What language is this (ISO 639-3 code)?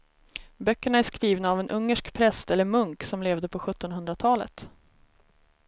swe